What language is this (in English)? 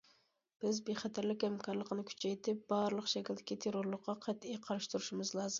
Uyghur